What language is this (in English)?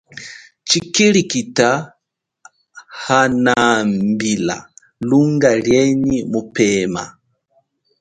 Chokwe